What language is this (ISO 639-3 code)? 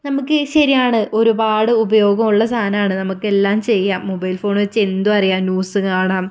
mal